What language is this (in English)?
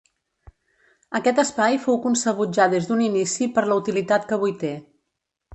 Catalan